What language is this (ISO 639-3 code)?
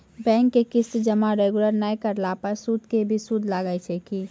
mai